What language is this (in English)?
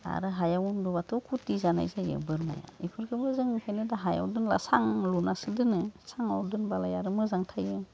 Bodo